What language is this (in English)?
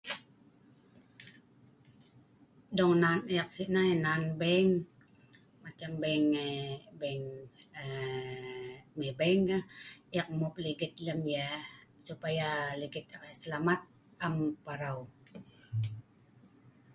Sa'ban